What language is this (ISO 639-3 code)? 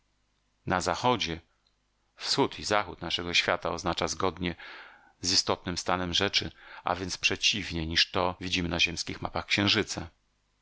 pol